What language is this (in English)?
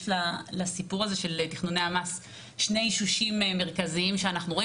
Hebrew